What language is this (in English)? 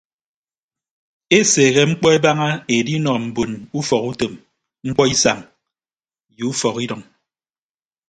Ibibio